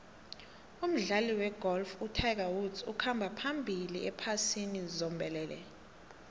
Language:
South Ndebele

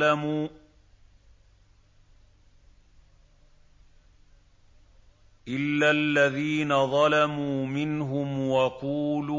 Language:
Arabic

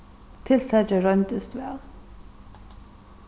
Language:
Faroese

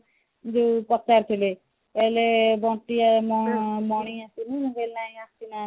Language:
Odia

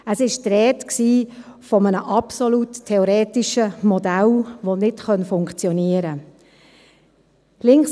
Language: Swiss German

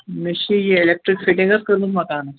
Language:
Kashmiri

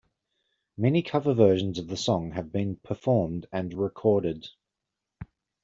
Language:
English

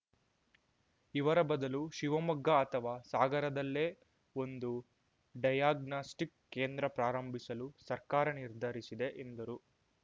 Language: Kannada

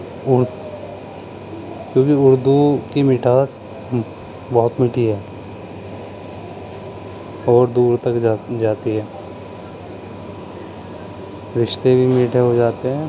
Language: Urdu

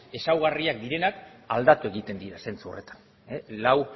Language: Basque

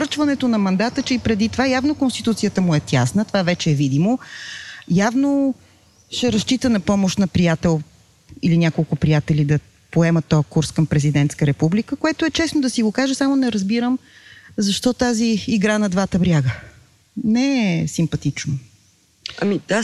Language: Bulgarian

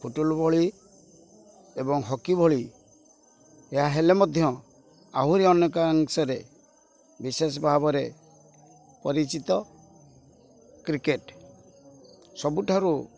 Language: Odia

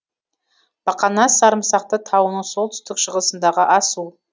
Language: Kazakh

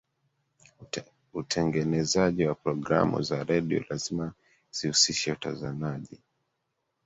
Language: Swahili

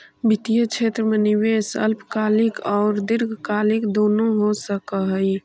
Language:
Magahi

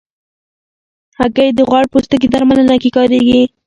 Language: Pashto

